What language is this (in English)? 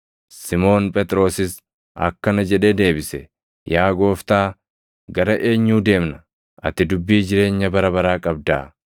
Oromo